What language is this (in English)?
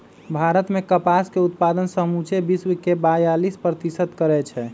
Magahi